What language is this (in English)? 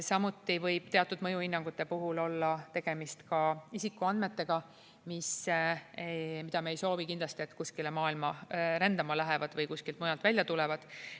Estonian